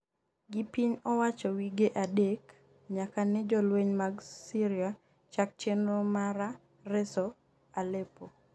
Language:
Luo (Kenya and Tanzania)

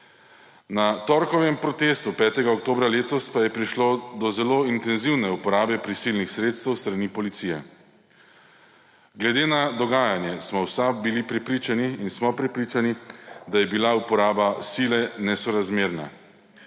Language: Slovenian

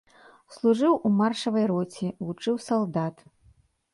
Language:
Belarusian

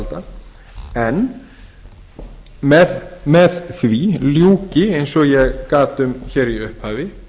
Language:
Icelandic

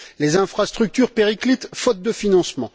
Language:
French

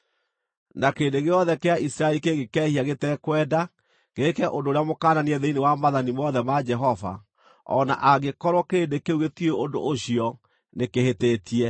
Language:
Kikuyu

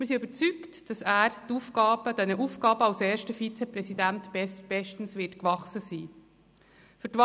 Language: Swiss German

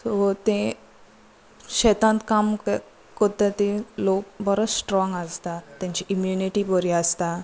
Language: Konkani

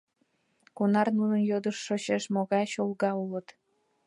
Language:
Mari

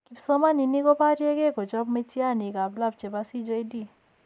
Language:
Kalenjin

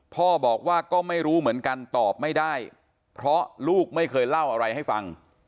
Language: Thai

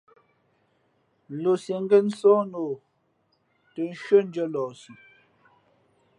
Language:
Fe'fe'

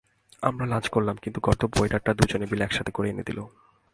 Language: Bangla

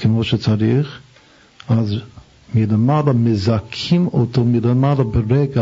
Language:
Hebrew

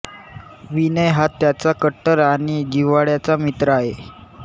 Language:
Marathi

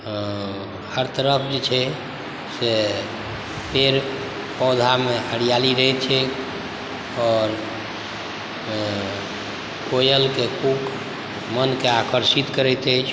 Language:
Maithili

